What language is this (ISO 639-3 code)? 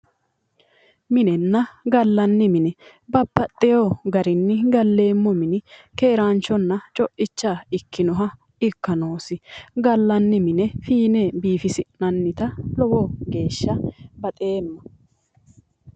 sid